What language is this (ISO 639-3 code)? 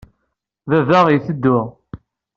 kab